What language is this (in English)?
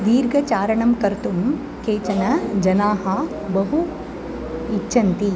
Sanskrit